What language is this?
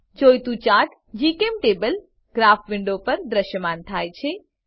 Gujarati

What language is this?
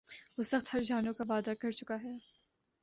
Urdu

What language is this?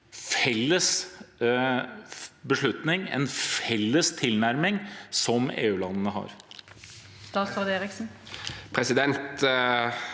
Norwegian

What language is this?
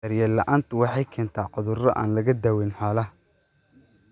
Somali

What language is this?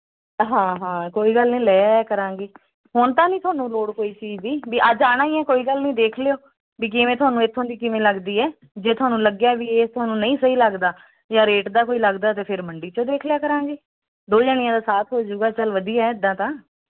Punjabi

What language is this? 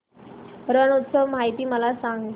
Marathi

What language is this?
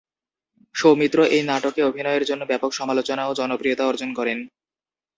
Bangla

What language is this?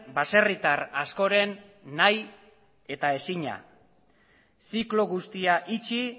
Basque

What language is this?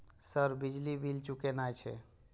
Maithili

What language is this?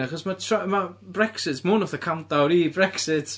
Welsh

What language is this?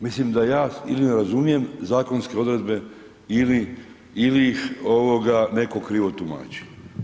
Croatian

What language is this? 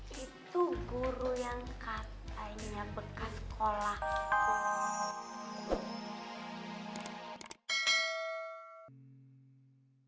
Indonesian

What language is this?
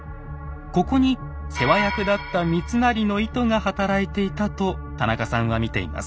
Japanese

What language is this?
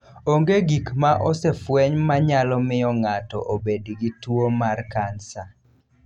Luo (Kenya and Tanzania)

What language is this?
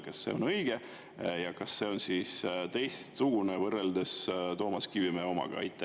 Estonian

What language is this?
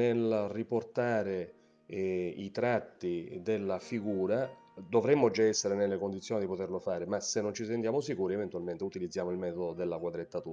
Italian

